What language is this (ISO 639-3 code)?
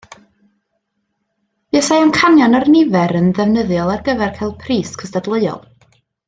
cym